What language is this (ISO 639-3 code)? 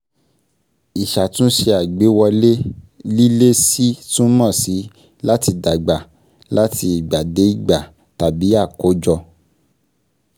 yor